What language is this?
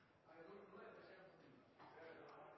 Norwegian Nynorsk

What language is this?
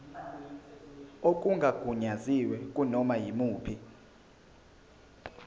Zulu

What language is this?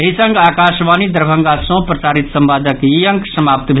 Maithili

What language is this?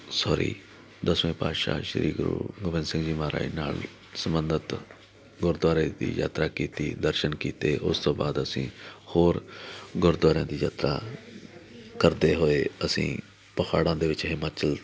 Punjabi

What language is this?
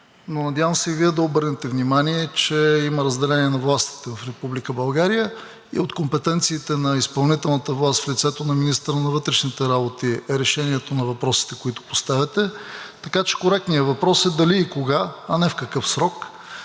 Bulgarian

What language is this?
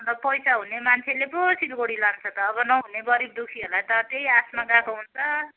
Nepali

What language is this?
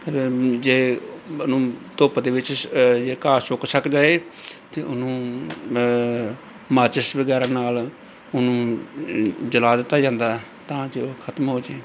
Punjabi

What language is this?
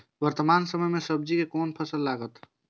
Maithili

